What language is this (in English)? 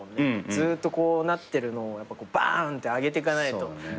Japanese